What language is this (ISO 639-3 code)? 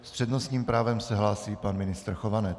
ces